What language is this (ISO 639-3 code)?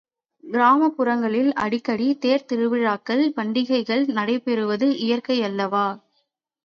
tam